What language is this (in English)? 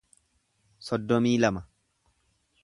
Oromo